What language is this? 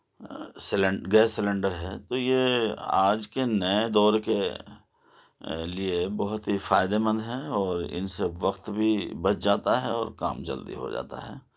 Urdu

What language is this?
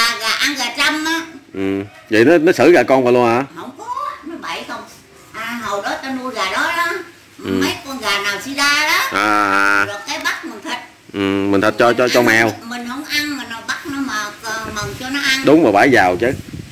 Vietnamese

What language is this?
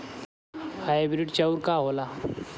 Bhojpuri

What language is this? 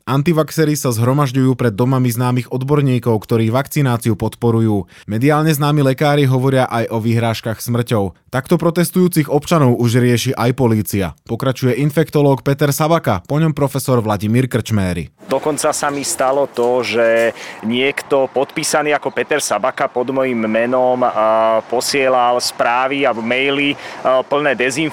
Slovak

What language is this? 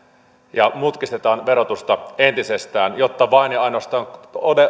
Finnish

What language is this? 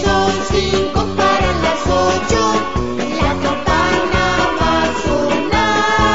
Spanish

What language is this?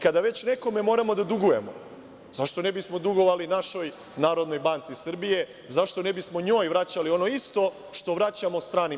Serbian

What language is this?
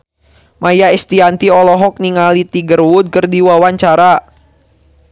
Sundanese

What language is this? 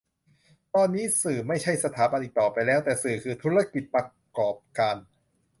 Thai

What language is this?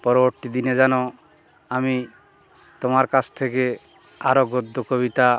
Bangla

